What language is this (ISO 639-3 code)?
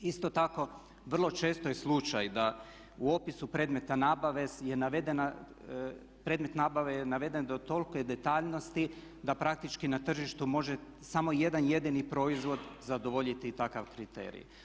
hrv